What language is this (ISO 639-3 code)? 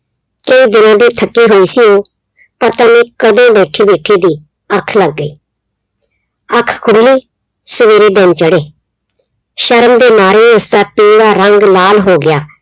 pan